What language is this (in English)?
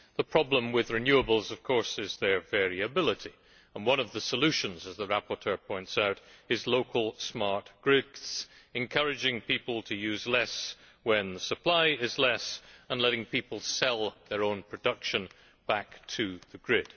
English